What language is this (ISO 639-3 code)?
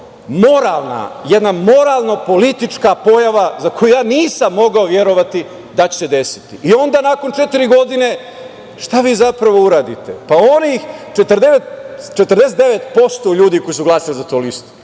srp